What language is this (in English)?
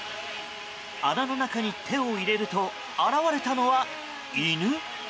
Japanese